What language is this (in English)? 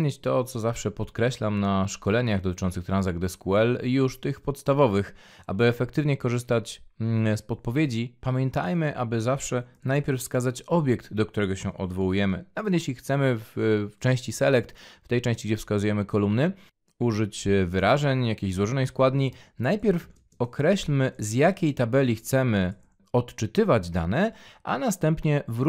Polish